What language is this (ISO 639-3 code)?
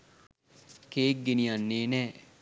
sin